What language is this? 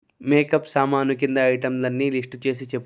Telugu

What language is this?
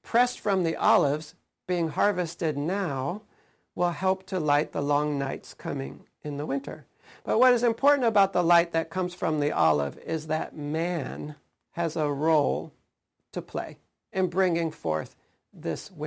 English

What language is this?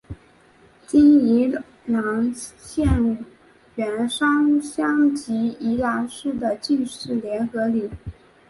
Chinese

